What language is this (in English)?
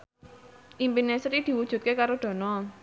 Javanese